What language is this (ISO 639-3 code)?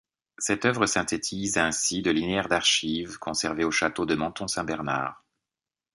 fra